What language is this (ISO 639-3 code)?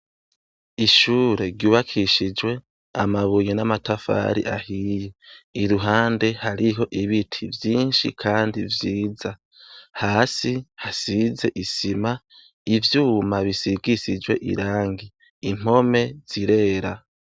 run